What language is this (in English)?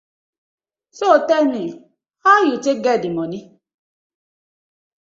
Nigerian Pidgin